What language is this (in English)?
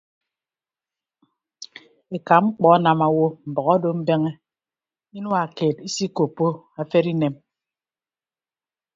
Ibibio